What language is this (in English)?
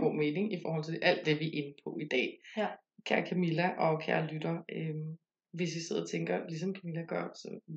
Danish